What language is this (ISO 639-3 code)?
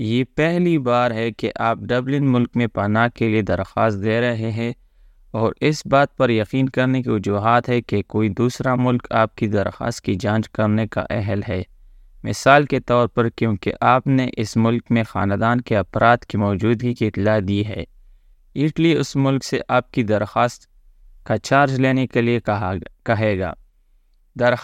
urd